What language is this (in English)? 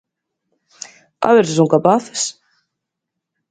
Galician